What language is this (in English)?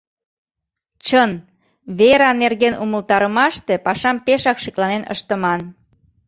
Mari